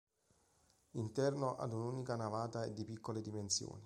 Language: Italian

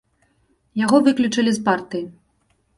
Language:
Belarusian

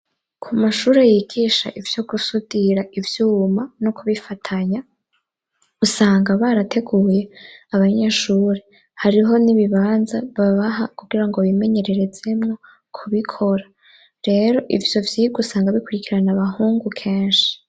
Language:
Rundi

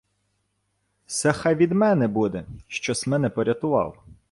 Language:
Ukrainian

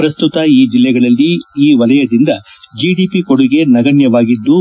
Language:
Kannada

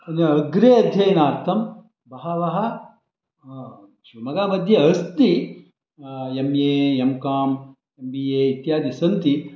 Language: Sanskrit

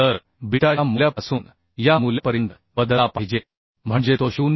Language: Marathi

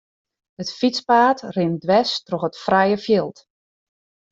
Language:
Western Frisian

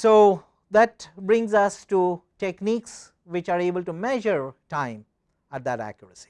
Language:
English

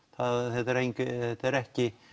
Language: Icelandic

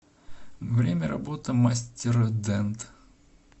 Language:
Russian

